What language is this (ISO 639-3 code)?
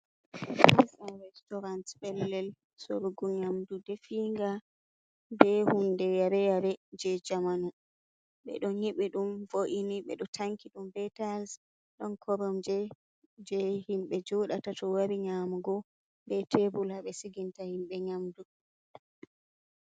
ful